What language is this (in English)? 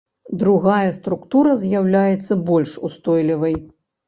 Belarusian